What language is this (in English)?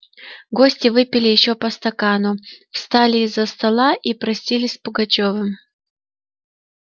Russian